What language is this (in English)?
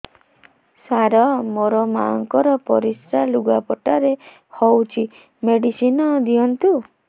Odia